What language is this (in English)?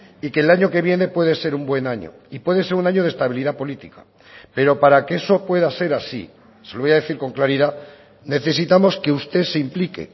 Spanish